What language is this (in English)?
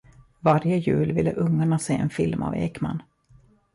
Swedish